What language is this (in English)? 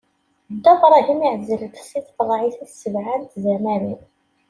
Kabyle